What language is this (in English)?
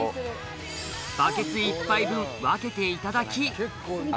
Japanese